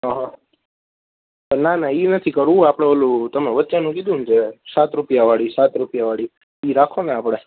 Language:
Gujarati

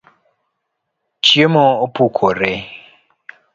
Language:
Luo (Kenya and Tanzania)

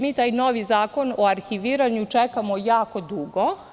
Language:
Serbian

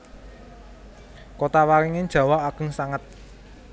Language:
Javanese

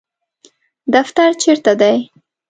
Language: Pashto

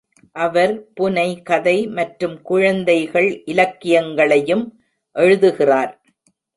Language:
Tamil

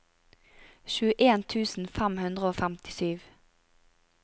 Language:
Norwegian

